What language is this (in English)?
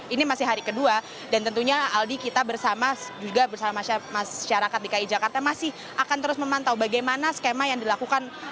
Indonesian